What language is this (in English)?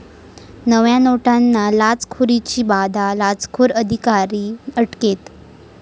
Marathi